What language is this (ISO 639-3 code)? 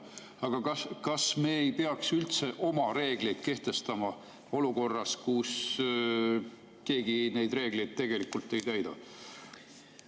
est